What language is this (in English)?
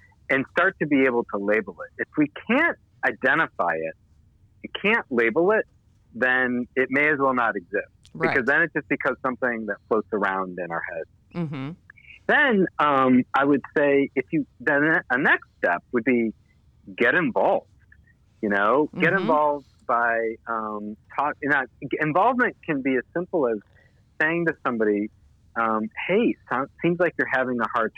English